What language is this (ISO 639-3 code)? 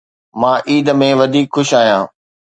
snd